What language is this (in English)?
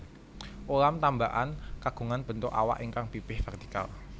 Javanese